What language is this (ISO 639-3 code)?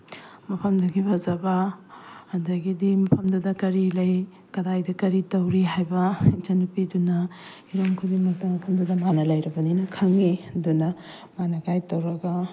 mni